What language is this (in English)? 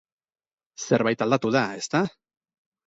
Basque